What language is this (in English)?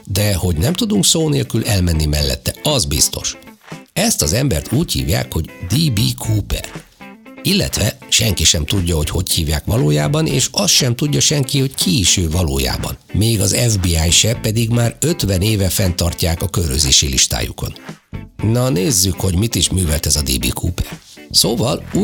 Hungarian